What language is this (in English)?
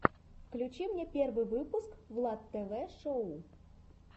Russian